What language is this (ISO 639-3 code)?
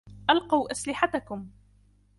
ara